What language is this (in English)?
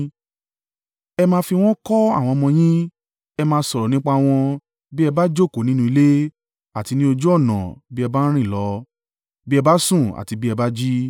Yoruba